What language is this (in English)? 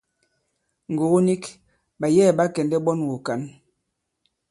Bankon